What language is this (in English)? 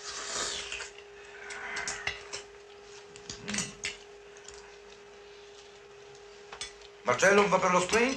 French